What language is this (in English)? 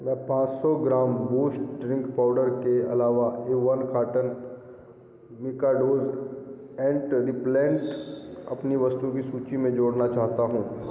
Hindi